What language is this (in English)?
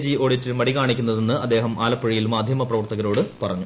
Malayalam